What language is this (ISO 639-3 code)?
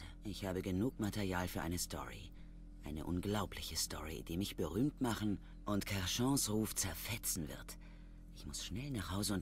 deu